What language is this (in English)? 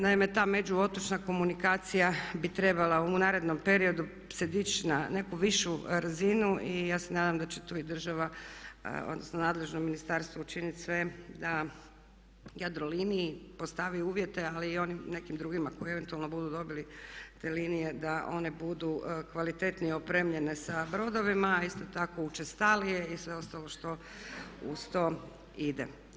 Croatian